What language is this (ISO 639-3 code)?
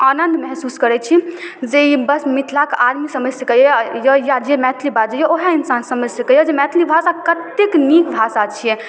mai